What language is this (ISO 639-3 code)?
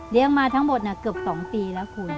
tha